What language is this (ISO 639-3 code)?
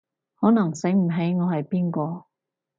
yue